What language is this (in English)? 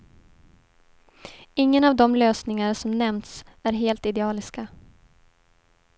Swedish